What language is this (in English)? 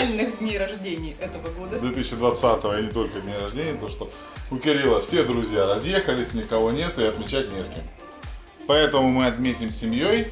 Russian